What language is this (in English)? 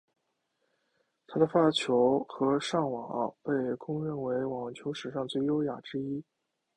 Chinese